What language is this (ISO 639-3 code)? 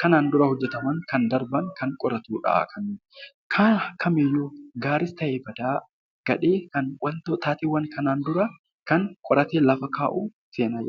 orm